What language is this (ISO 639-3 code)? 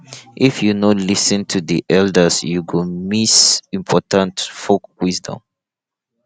pcm